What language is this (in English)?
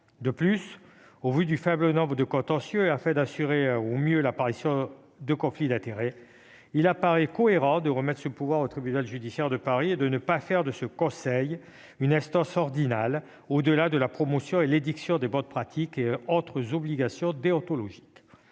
French